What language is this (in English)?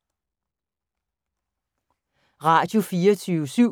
Danish